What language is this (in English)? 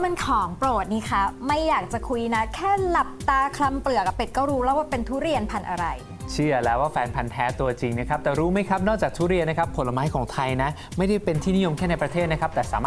Thai